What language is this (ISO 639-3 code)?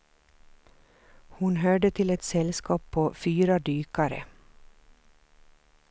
swe